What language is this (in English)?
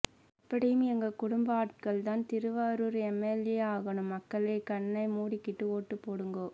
Tamil